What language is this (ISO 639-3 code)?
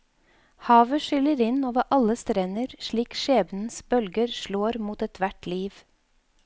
nor